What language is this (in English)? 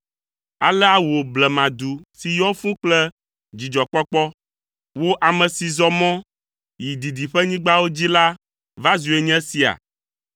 Ewe